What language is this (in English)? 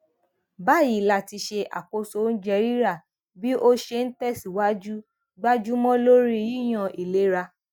Yoruba